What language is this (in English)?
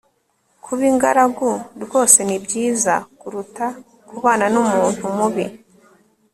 Kinyarwanda